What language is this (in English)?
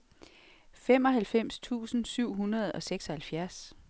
Danish